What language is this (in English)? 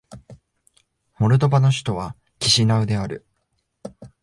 Japanese